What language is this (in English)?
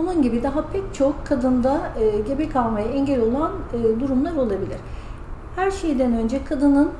Turkish